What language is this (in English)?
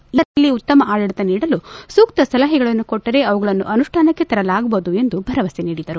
Kannada